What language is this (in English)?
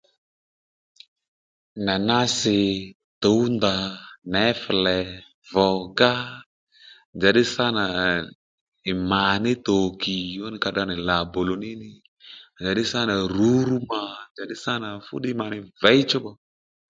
Lendu